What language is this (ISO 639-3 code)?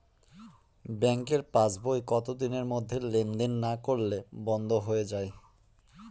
ben